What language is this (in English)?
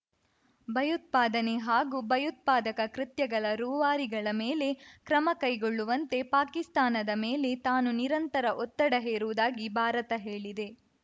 Kannada